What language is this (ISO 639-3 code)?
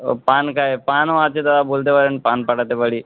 ben